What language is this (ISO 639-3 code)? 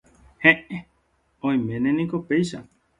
grn